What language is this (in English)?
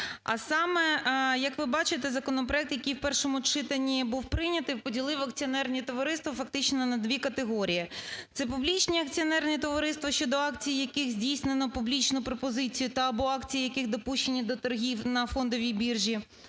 Ukrainian